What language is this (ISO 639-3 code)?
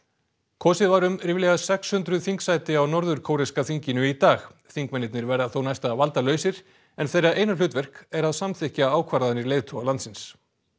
isl